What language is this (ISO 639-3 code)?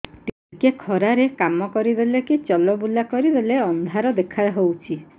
ori